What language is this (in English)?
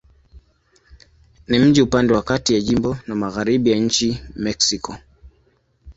Swahili